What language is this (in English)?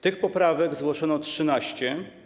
Polish